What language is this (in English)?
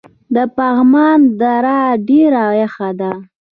Pashto